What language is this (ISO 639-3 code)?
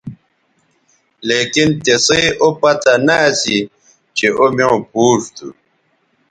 btv